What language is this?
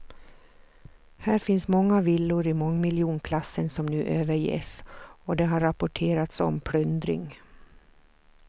Swedish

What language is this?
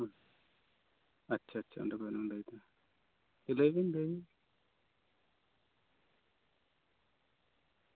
Santali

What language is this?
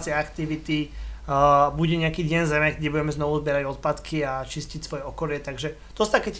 Slovak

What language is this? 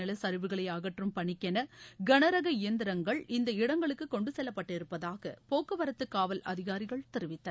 Tamil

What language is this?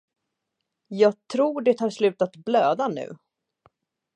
Swedish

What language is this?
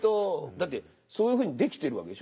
Japanese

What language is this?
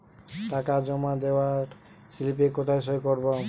Bangla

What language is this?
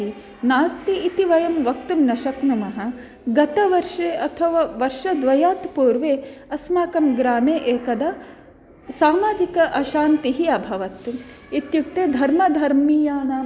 Sanskrit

